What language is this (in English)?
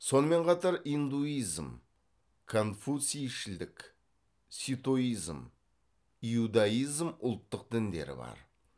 Kazakh